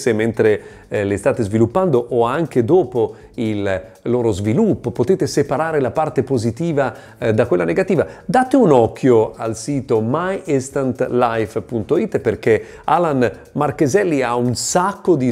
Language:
Italian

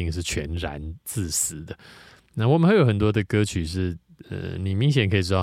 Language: Chinese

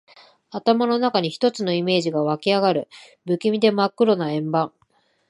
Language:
Japanese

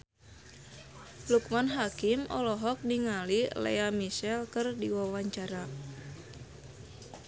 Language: Sundanese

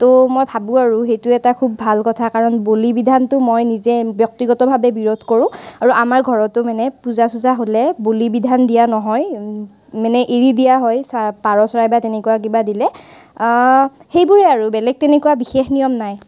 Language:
Assamese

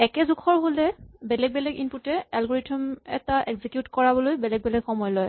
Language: Assamese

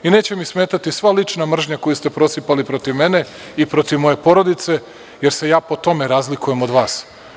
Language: Serbian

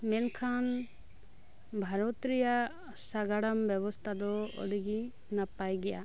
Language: Santali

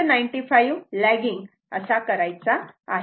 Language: Marathi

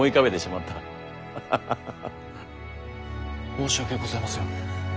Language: Japanese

